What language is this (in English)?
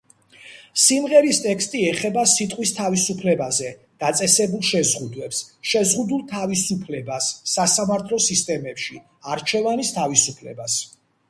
Georgian